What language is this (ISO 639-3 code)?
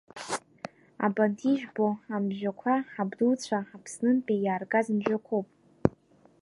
abk